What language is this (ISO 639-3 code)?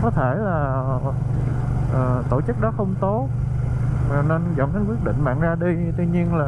vie